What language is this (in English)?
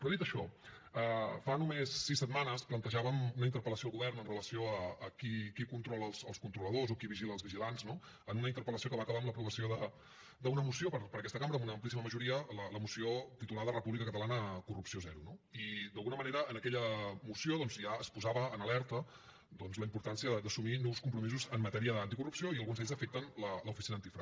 Catalan